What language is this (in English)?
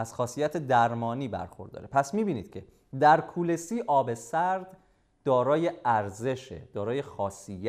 Persian